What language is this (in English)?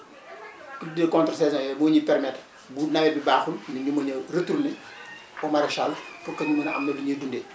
Wolof